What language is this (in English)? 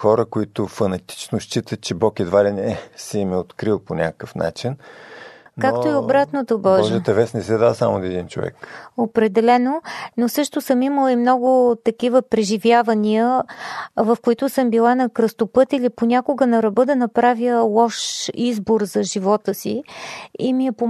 Bulgarian